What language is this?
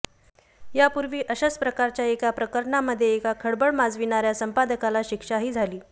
Marathi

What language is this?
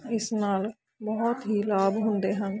Punjabi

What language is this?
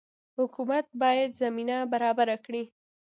Pashto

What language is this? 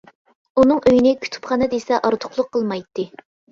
Uyghur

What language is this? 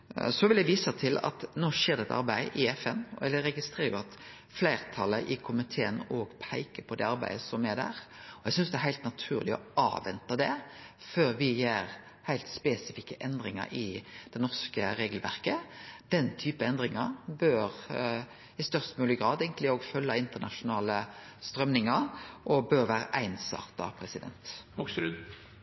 Norwegian Nynorsk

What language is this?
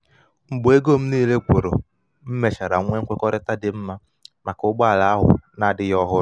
Igbo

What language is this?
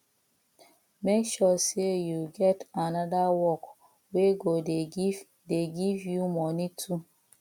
Nigerian Pidgin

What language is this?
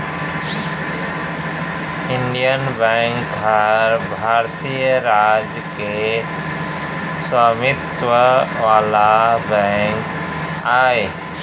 Chhattisgarhi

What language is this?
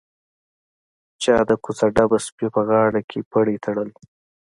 Pashto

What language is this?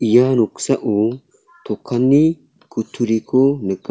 Garo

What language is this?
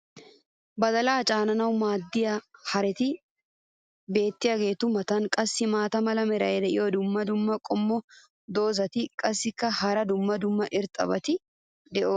Wolaytta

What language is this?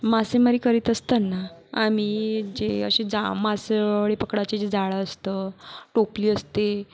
Marathi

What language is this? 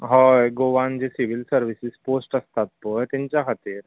Konkani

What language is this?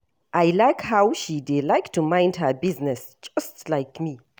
Nigerian Pidgin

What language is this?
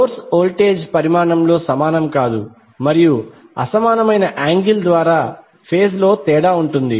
Telugu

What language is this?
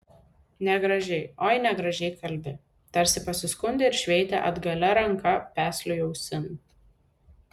Lithuanian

